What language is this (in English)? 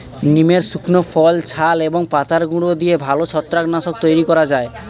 Bangla